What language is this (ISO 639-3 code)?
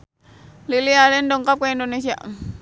sun